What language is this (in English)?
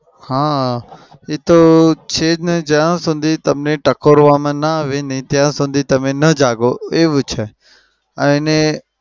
Gujarati